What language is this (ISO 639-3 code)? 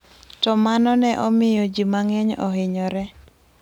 luo